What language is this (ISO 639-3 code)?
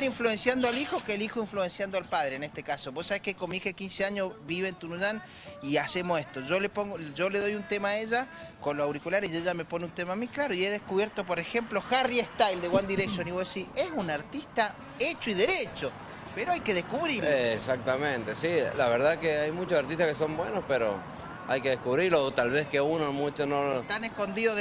spa